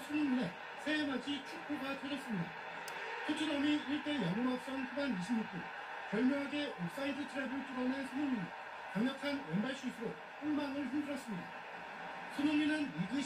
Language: Korean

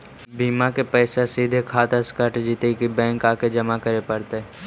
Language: Magahi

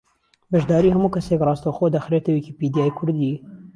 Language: Central Kurdish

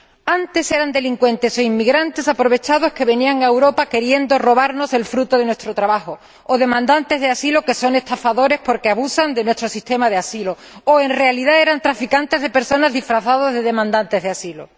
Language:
Spanish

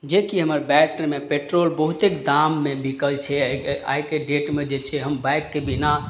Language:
Maithili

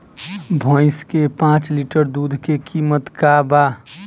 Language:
Bhojpuri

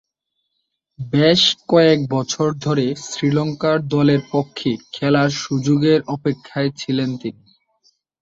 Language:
Bangla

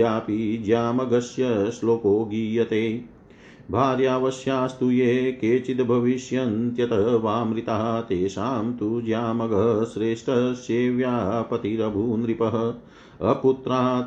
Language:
Hindi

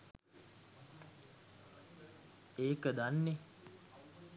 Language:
Sinhala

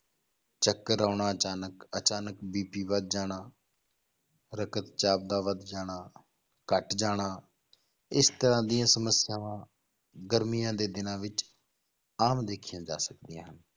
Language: Punjabi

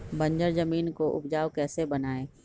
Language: Magahi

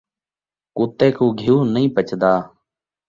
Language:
Saraiki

